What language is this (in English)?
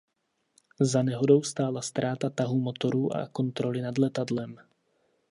Czech